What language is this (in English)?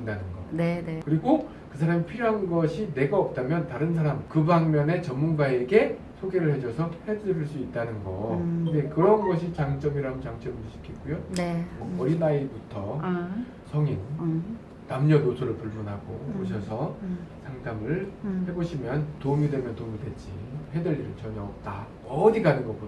Korean